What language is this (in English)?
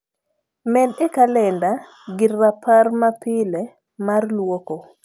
Luo (Kenya and Tanzania)